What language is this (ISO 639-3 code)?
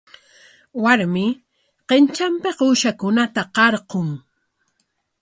qwa